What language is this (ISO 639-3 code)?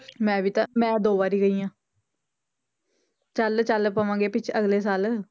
pan